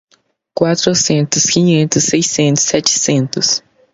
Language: Portuguese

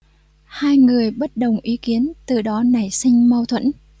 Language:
Vietnamese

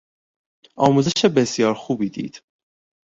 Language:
Persian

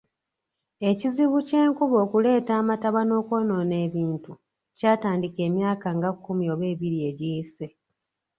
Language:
Ganda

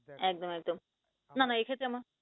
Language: Bangla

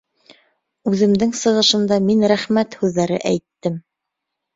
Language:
Bashkir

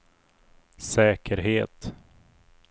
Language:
Swedish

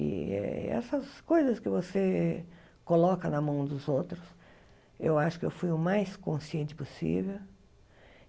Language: Portuguese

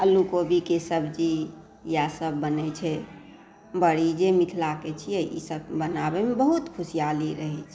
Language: Maithili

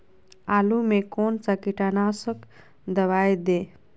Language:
Magahi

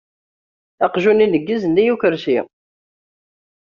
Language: Kabyle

